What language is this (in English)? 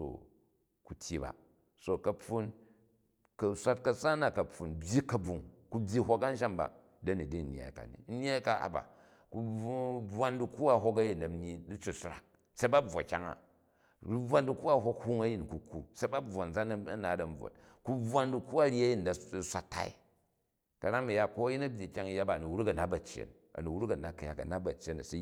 Jju